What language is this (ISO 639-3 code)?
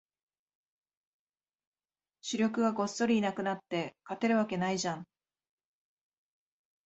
jpn